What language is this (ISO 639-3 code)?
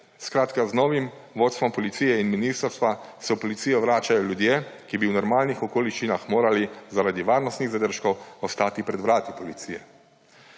slv